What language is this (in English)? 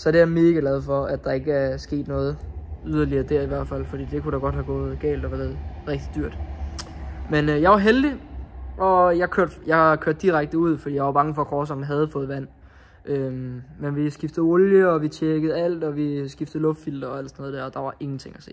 Danish